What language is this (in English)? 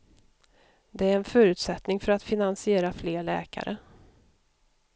Swedish